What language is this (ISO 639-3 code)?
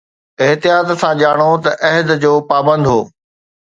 snd